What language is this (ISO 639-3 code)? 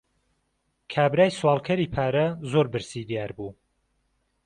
ckb